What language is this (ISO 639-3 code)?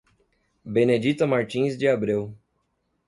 por